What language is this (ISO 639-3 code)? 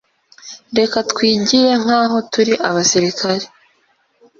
kin